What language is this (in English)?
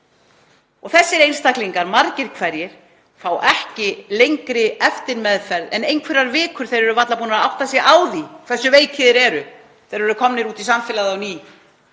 Icelandic